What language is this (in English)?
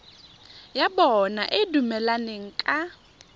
Tswana